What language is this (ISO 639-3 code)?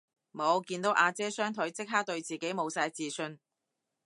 yue